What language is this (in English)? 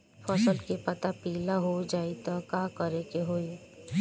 Bhojpuri